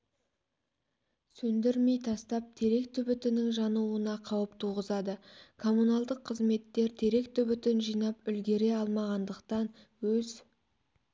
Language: Kazakh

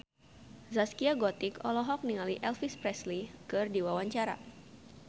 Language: Sundanese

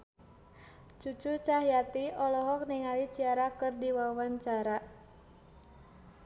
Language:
Sundanese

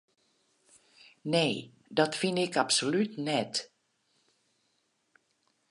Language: Western Frisian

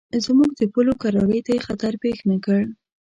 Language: Pashto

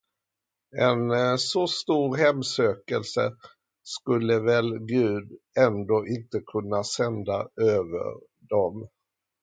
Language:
Swedish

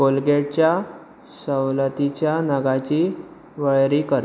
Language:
Konkani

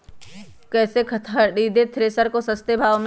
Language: Magahi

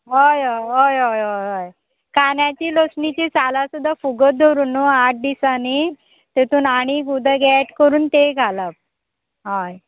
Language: Konkani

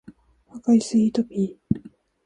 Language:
Japanese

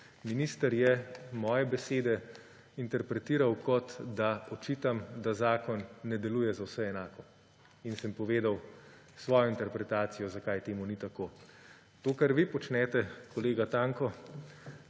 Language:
Slovenian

